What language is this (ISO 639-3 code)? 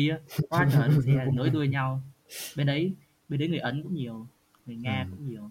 vie